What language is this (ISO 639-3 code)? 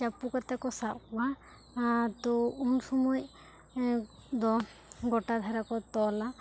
sat